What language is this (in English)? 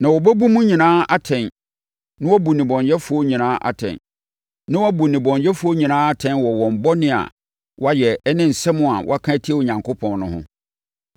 Akan